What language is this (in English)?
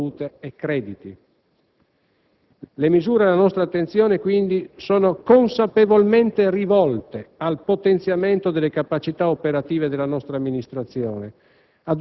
Italian